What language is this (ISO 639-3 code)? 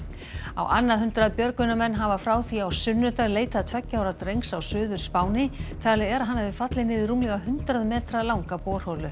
isl